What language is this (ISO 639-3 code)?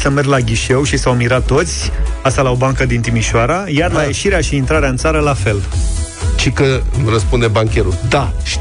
ron